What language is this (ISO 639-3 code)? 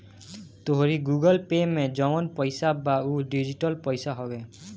bho